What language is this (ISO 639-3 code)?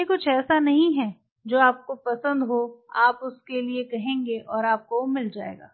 hin